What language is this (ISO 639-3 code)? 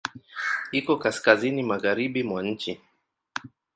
swa